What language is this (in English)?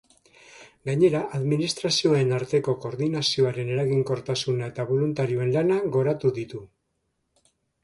Basque